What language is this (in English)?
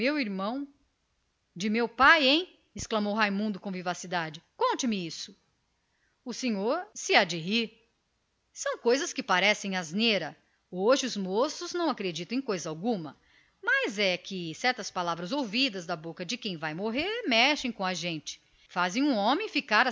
Portuguese